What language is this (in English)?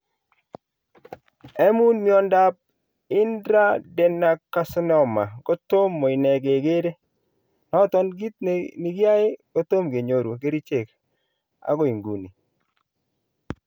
Kalenjin